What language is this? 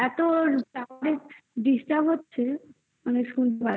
Bangla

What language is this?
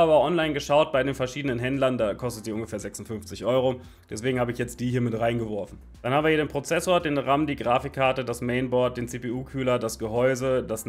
German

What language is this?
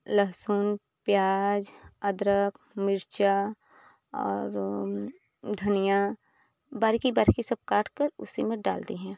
Hindi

